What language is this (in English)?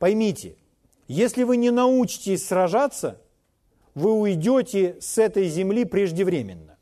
Russian